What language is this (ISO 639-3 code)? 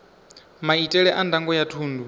ven